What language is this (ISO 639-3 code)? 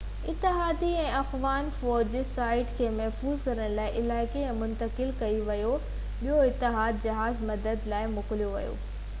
snd